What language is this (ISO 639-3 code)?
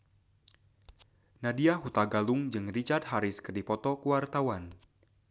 sun